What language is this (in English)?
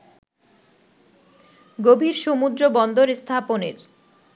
Bangla